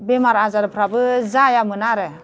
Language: Bodo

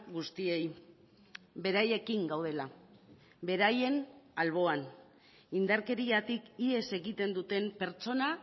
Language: Basque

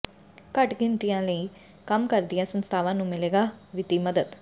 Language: Punjabi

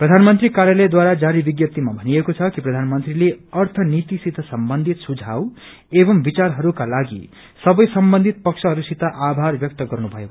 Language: Nepali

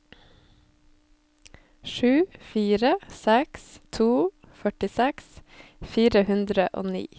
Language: Norwegian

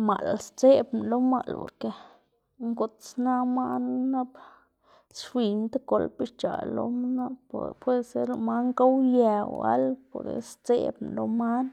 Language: Xanaguía Zapotec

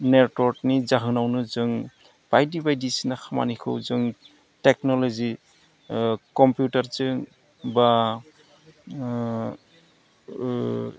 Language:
Bodo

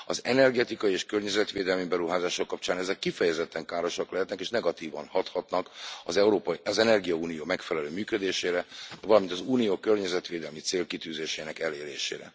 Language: Hungarian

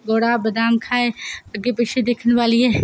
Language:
Dogri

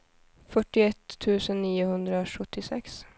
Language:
Swedish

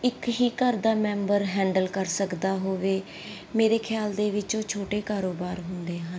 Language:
Punjabi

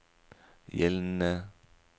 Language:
Norwegian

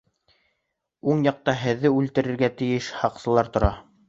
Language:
Bashkir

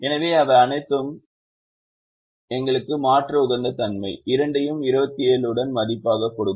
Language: Tamil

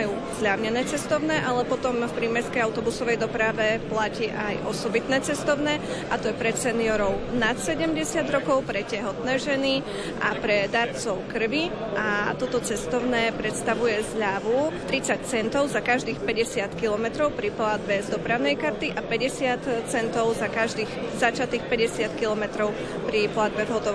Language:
Slovak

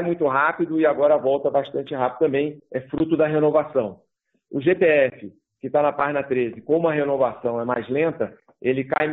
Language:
Portuguese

